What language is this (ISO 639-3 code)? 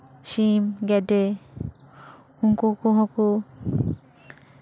sat